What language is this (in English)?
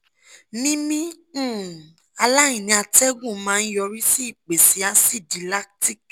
Yoruba